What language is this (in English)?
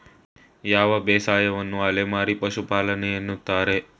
Kannada